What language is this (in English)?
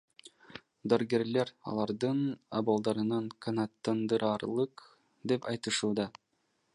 Kyrgyz